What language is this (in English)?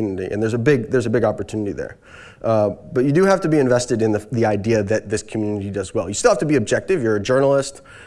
English